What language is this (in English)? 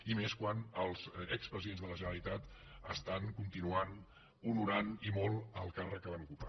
Catalan